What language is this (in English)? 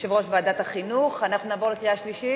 Hebrew